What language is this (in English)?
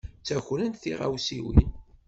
Kabyle